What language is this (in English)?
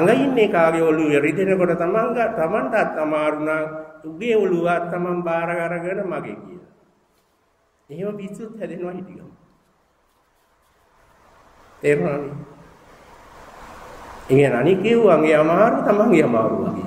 Indonesian